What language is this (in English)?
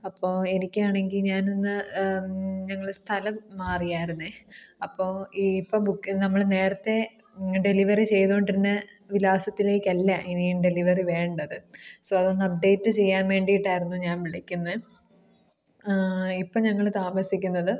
Malayalam